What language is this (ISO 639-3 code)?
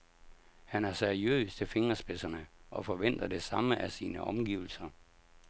dan